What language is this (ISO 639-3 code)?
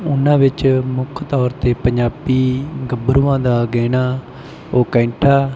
pan